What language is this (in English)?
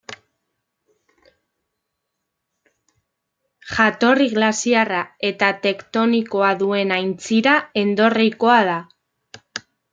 Basque